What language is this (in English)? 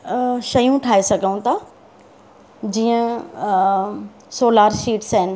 Sindhi